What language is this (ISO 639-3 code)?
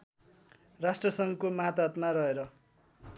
nep